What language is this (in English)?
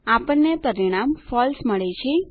Gujarati